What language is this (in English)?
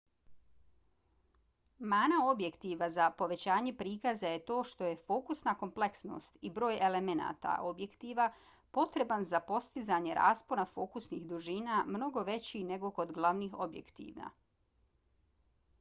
Bosnian